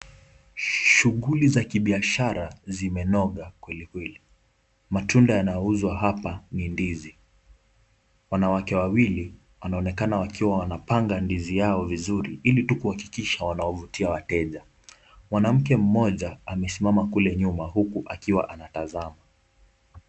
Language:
Swahili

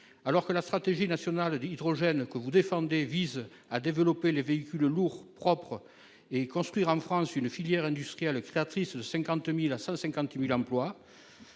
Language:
French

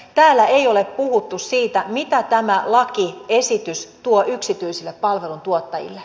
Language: Finnish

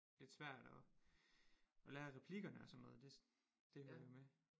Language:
Danish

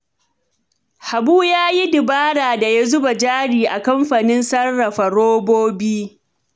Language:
Hausa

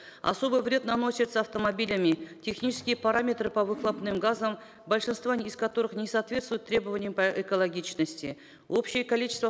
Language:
Kazakh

